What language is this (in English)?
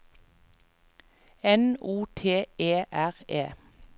Norwegian